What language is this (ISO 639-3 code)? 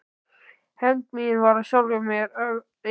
isl